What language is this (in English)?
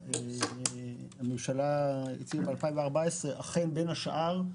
Hebrew